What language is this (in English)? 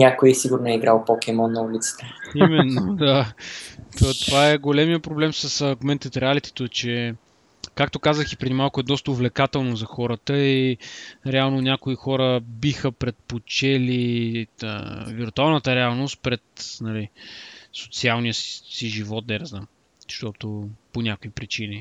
Bulgarian